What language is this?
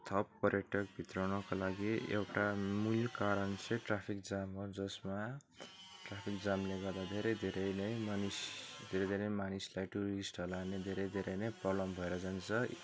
Nepali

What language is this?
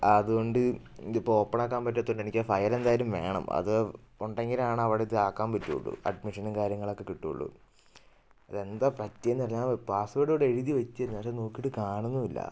Malayalam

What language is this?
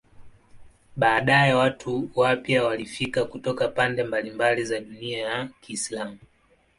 Swahili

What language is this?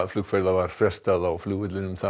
Icelandic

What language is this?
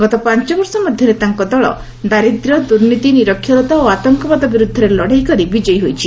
Odia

